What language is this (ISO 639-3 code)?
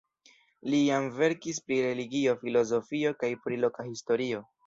epo